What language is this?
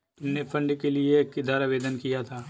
Hindi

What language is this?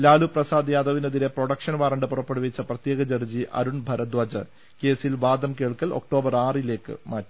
Malayalam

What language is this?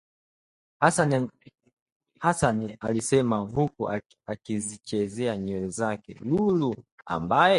Swahili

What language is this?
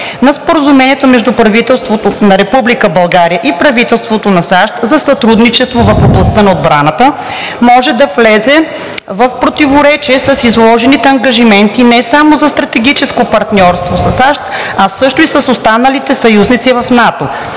Bulgarian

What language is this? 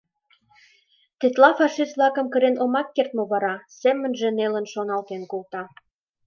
Mari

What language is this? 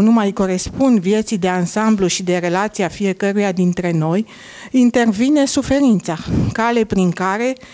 Romanian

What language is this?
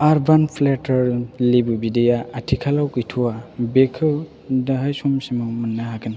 Bodo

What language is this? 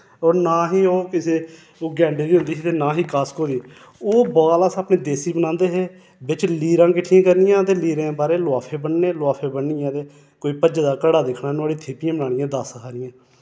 Dogri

